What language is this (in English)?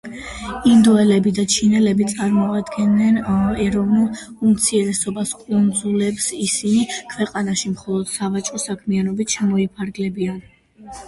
Georgian